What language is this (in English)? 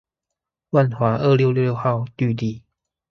Chinese